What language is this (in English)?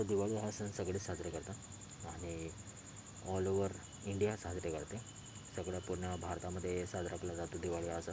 Marathi